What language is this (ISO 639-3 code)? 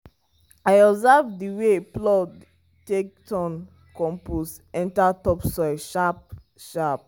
pcm